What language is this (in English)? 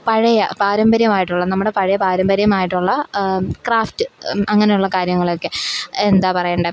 Malayalam